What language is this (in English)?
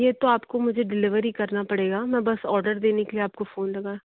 Hindi